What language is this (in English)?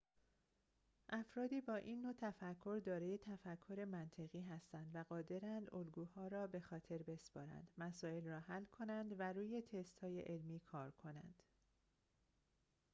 Persian